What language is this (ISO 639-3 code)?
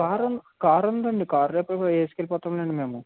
tel